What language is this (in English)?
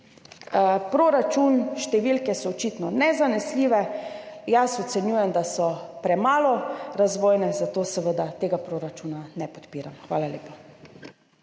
Slovenian